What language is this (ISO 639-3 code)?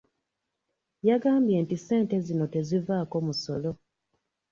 lug